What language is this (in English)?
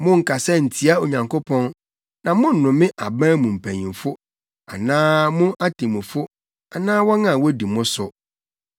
Akan